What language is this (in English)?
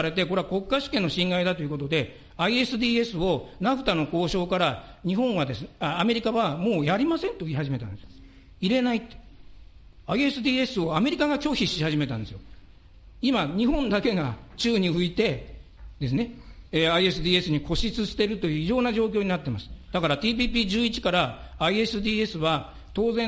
Japanese